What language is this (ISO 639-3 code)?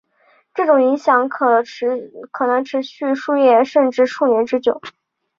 zho